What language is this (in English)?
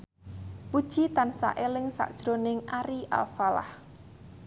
Javanese